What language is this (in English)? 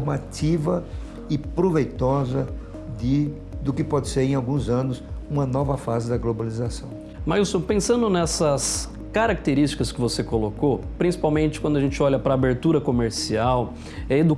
Portuguese